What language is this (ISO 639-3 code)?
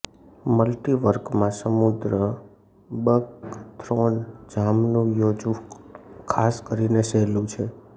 guj